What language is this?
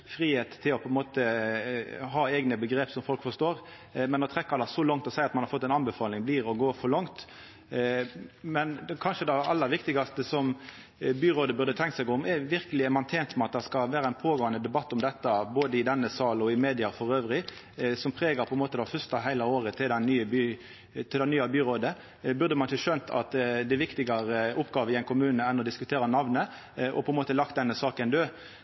Norwegian Nynorsk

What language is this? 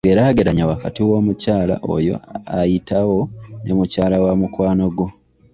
Ganda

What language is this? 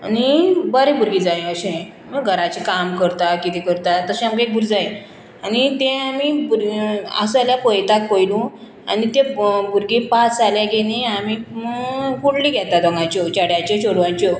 Konkani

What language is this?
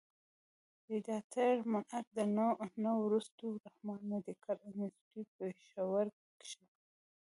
Pashto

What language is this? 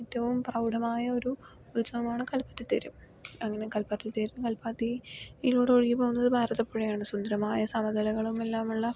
Malayalam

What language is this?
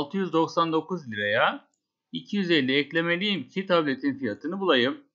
Turkish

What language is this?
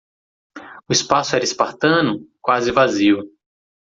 Portuguese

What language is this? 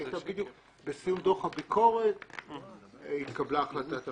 Hebrew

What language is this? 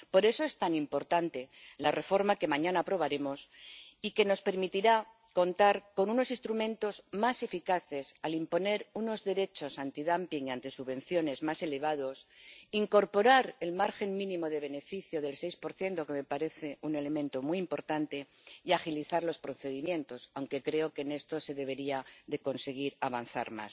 Spanish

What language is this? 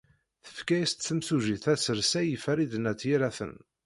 Kabyle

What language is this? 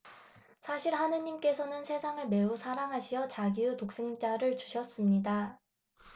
Korean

